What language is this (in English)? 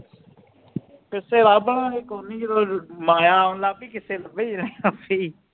Punjabi